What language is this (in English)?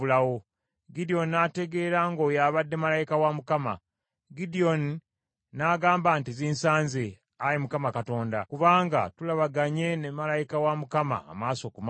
Ganda